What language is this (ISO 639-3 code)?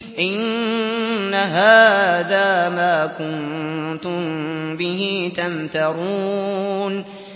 ara